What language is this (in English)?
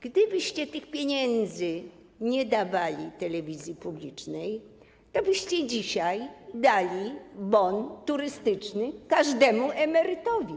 Polish